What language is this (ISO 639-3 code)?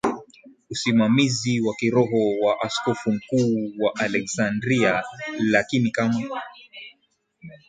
swa